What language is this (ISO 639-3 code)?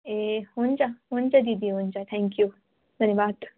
nep